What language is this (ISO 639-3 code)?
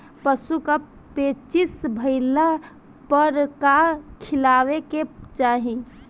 bho